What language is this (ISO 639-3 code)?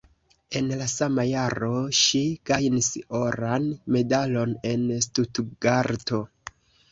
epo